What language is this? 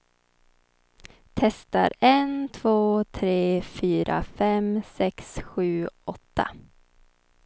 Swedish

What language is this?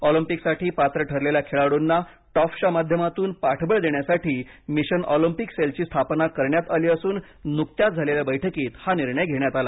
Marathi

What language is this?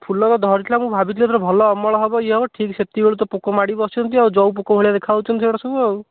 Odia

